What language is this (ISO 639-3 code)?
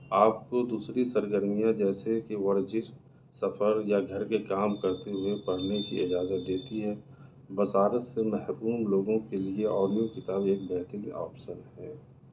urd